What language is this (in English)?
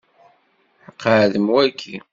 Kabyle